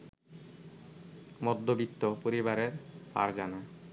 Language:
Bangla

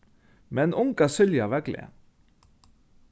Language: Faroese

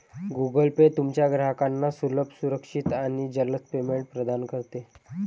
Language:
Marathi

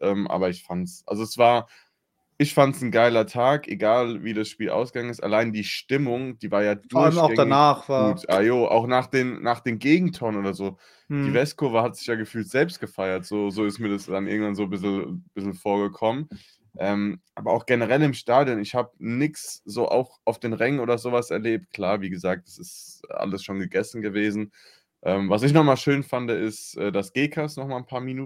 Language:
German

